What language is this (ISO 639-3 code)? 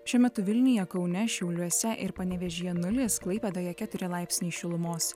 lit